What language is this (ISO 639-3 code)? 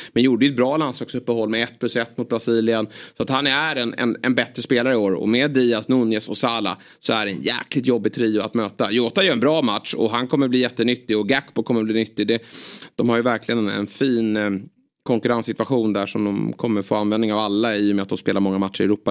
swe